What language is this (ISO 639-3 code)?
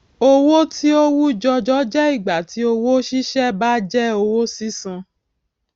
yor